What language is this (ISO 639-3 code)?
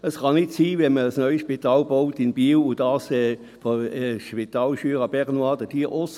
gsw